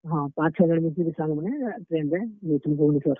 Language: Odia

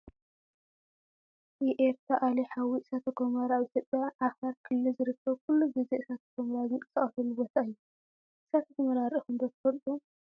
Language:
Tigrinya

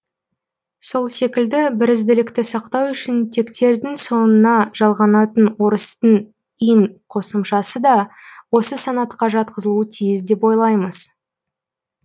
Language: Kazakh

